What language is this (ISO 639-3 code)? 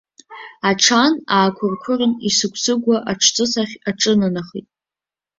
abk